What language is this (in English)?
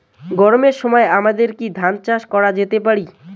Bangla